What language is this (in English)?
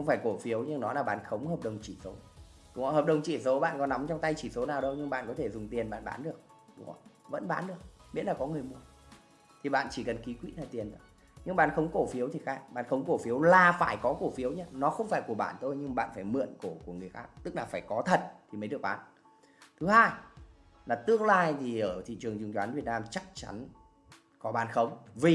Vietnamese